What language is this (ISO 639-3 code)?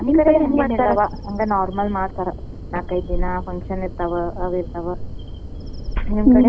kan